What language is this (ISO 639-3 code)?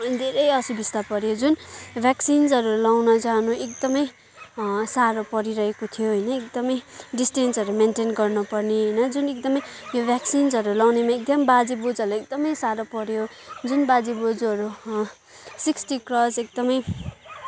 nep